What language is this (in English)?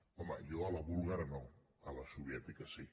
Catalan